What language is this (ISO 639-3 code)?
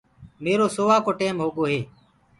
ggg